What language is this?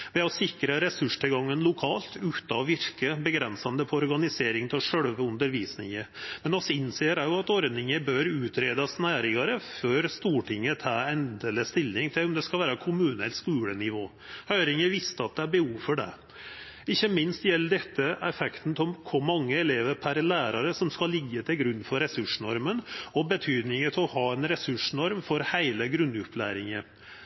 Norwegian Nynorsk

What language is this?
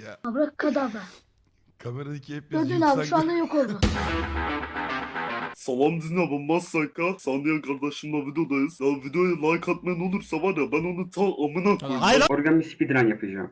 Turkish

